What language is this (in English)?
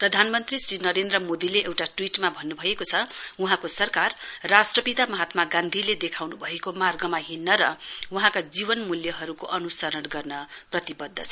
Nepali